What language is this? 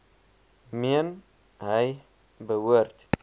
Afrikaans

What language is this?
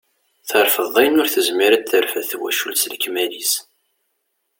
Kabyle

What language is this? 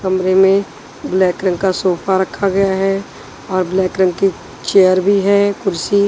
Hindi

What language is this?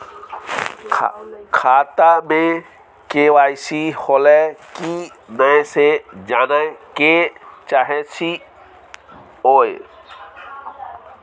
Maithili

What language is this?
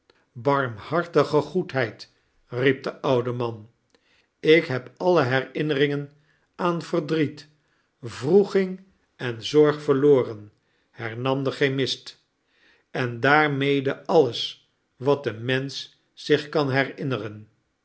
Dutch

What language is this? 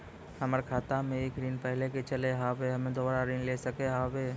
Maithili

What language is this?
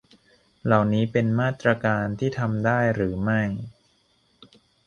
Thai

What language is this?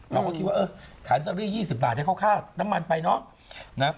Thai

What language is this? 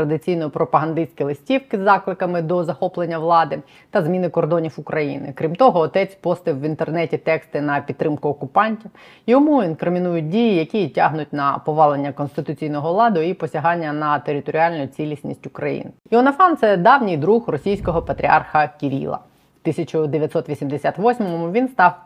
Ukrainian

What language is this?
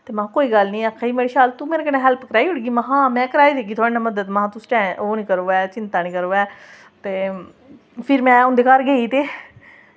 Dogri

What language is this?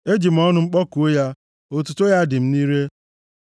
Igbo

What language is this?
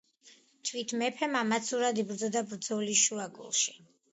Georgian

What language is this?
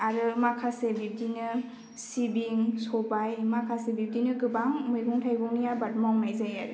Bodo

